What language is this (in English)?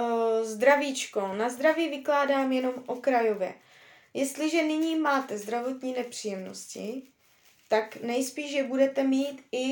Czech